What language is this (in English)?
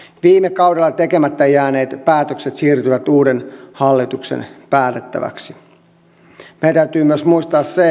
Finnish